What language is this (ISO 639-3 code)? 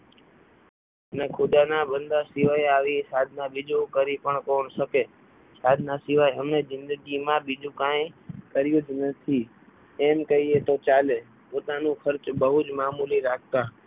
guj